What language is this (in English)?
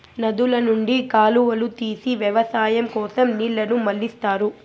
Telugu